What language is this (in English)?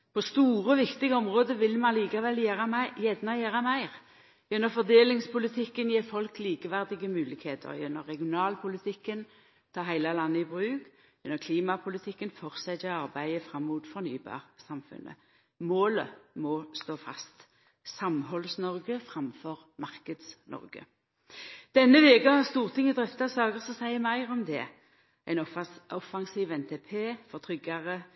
Norwegian Nynorsk